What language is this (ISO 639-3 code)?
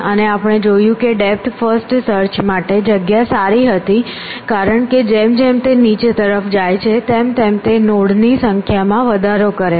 guj